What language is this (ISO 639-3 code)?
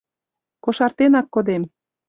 chm